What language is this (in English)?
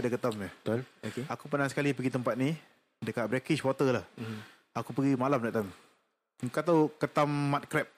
Malay